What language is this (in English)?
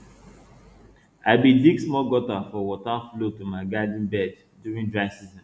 Nigerian Pidgin